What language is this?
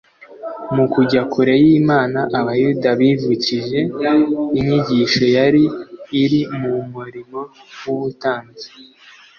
Kinyarwanda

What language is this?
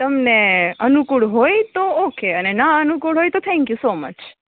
Gujarati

